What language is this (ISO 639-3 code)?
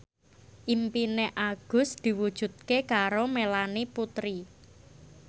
jav